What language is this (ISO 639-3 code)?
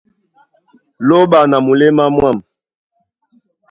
dua